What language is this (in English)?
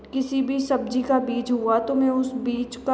Hindi